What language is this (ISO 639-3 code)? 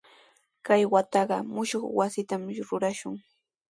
qws